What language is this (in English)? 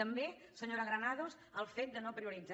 Catalan